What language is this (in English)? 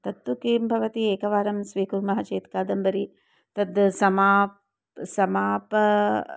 Sanskrit